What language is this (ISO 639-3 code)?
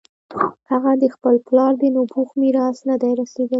pus